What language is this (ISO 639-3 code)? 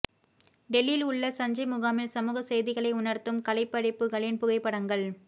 tam